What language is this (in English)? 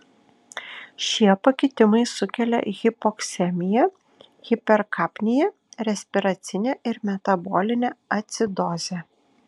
Lithuanian